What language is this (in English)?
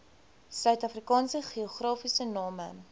Afrikaans